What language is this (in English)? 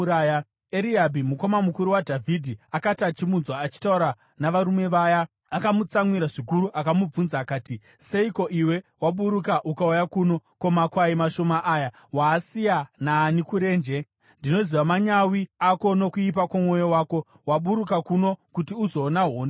Shona